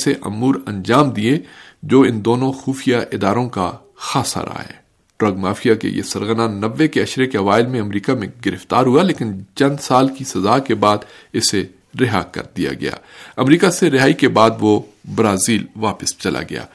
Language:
Urdu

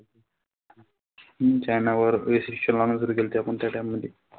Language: Marathi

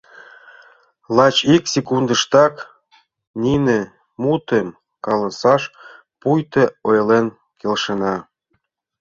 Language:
Mari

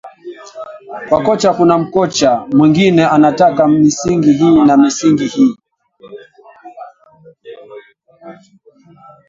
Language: Swahili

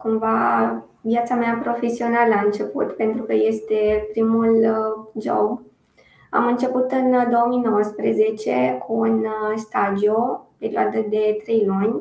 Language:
Romanian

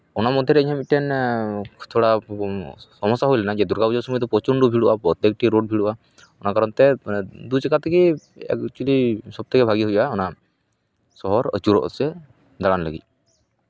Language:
Santali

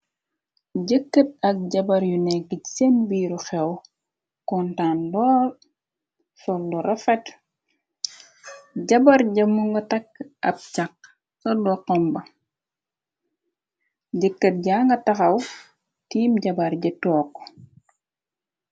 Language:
Wolof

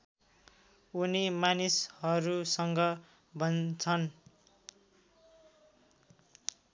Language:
Nepali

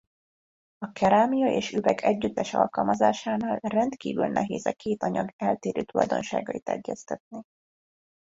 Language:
Hungarian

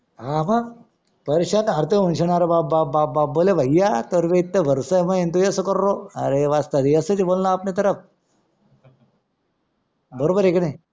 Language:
Marathi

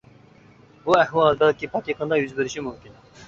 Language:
Uyghur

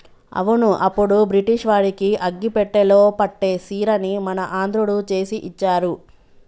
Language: Telugu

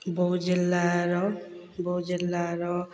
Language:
Odia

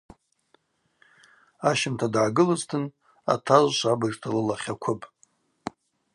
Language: Abaza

